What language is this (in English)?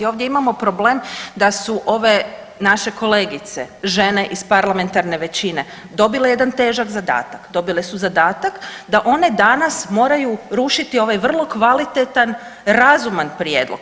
Croatian